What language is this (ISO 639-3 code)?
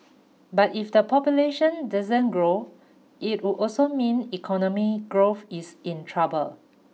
eng